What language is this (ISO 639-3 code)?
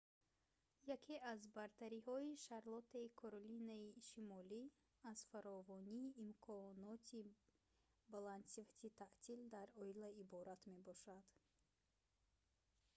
tgk